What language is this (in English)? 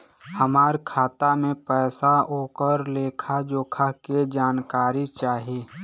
Bhojpuri